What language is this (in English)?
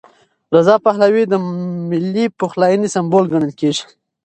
Pashto